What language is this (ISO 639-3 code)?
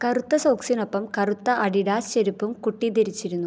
mal